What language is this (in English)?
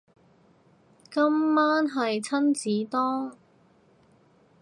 Cantonese